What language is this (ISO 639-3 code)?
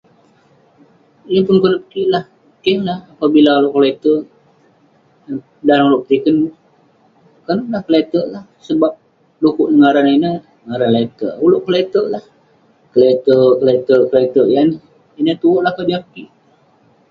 pne